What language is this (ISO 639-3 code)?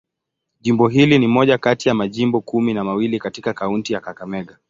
swa